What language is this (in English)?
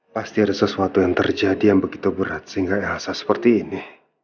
Indonesian